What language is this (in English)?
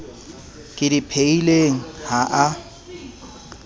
Southern Sotho